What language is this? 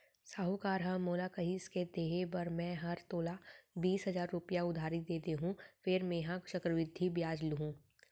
Chhattisgarhi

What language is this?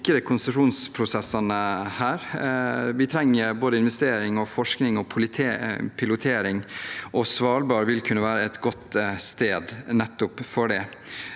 Norwegian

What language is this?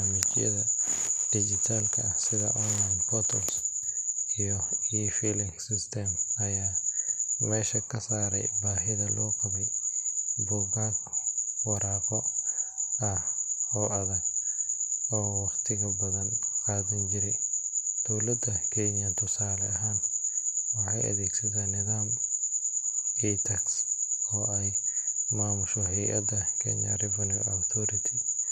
Somali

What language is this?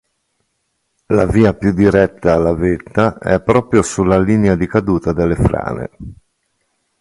Italian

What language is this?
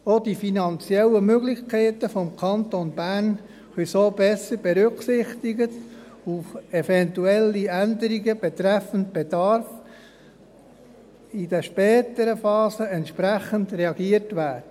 Swiss German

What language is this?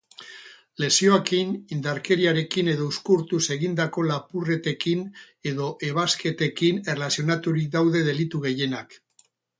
Basque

